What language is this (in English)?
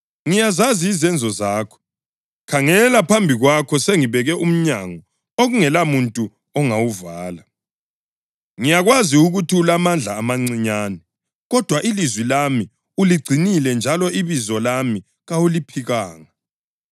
North Ndebele